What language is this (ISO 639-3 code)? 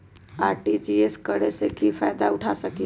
mag